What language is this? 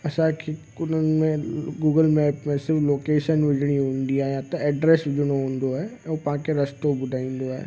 Sindhi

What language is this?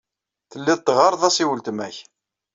Kabyle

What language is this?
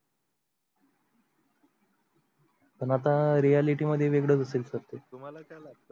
Marathi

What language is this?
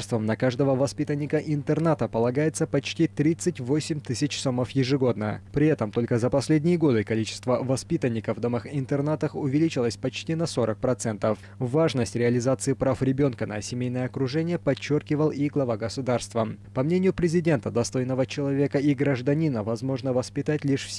Russian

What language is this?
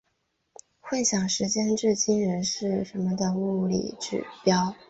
Chinese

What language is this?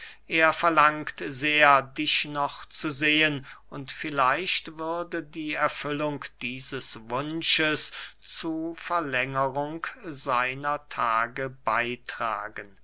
German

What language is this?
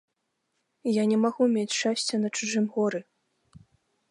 Belarusian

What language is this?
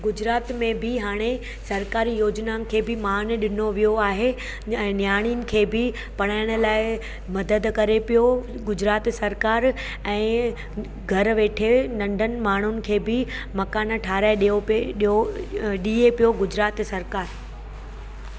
Sindhi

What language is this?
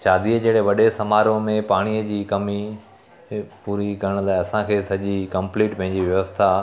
Sindhi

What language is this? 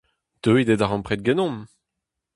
Breton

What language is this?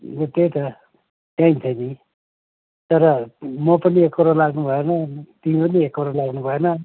Nepali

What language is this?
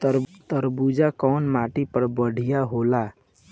Bhojpuri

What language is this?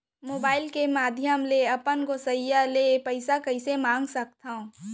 Chhattisgarhi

